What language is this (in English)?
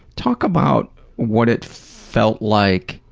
English